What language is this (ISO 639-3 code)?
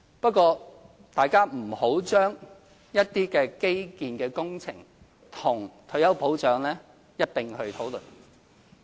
yue